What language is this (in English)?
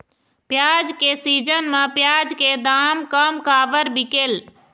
Chhattisgarhi